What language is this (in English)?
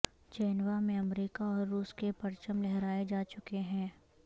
Urdu